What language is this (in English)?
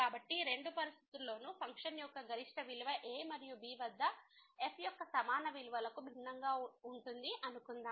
Telugu